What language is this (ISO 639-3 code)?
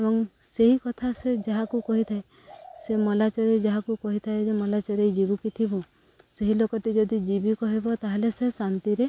ori